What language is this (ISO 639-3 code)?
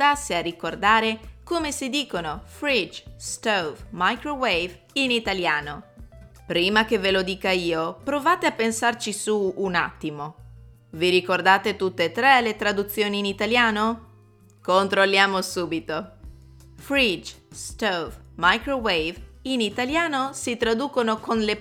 ita